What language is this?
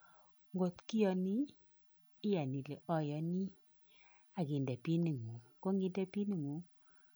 Kalenjin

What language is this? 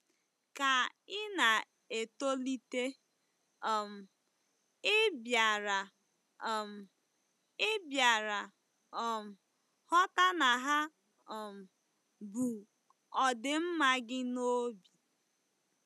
Igbo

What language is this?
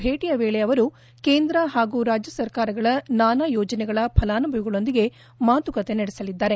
Kannada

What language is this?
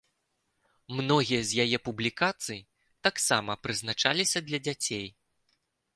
Belarusian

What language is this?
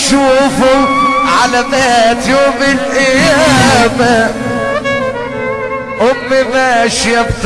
Arabic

